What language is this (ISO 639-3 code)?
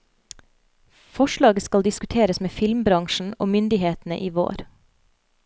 nor